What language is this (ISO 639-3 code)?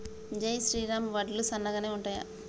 tel